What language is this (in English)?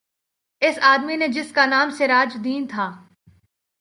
Urdu